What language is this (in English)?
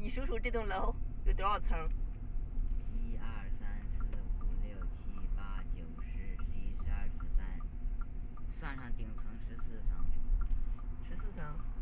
Chinese